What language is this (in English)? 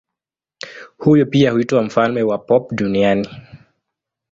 Swahili